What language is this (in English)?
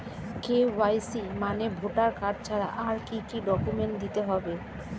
Bangla